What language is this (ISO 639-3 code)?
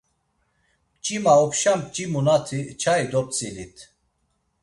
lzz